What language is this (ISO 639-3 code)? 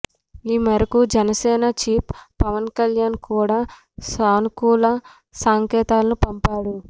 tel